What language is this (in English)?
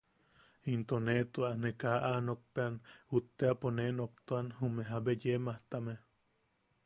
Yaqui